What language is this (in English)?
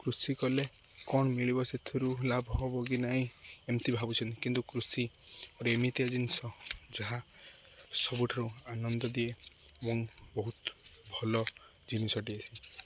Odia